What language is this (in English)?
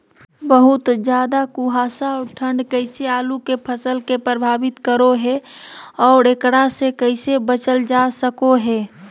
Magahi